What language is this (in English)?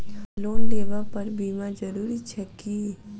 Maithili